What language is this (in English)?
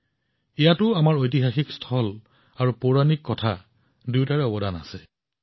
Assamese